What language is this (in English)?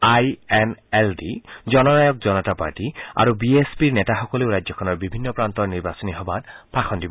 Assamese